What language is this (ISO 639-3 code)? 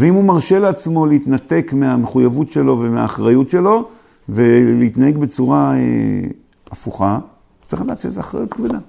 heb